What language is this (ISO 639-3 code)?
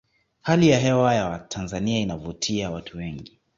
swa